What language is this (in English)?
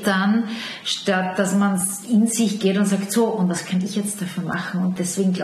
German